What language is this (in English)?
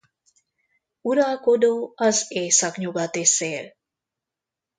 Hungarian